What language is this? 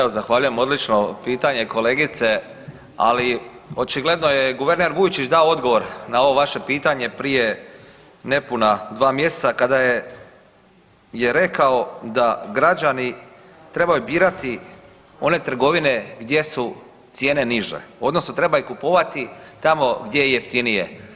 Croatian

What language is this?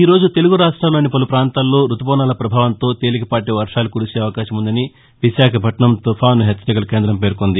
Telugu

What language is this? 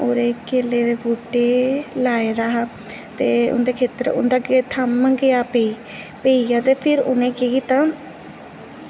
Dogri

